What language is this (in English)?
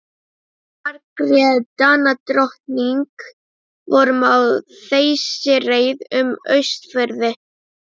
Icelandic